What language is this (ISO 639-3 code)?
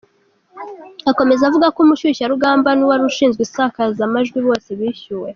kin